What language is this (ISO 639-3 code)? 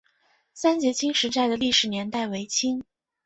zho